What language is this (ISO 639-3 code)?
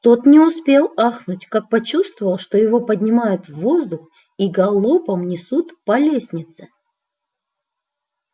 rus